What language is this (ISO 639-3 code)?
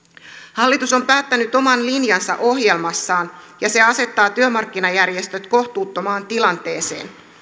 fin